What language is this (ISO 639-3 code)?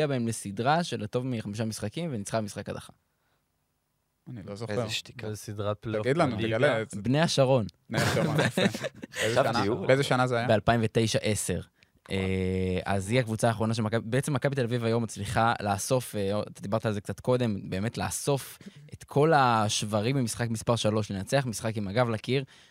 heb